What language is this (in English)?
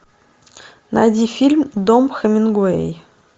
Russian